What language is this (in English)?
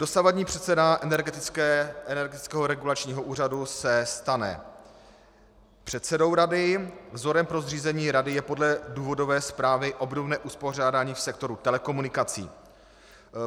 Czech